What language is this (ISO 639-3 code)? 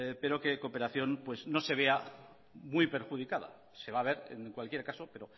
spa